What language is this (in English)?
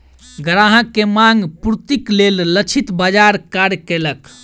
Maithili